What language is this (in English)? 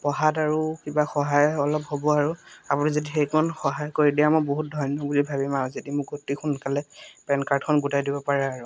Assamese